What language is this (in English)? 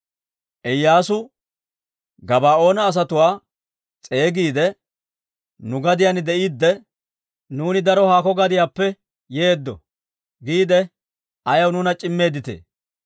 Dawro